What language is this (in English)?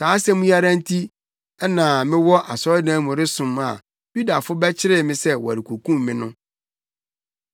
Akan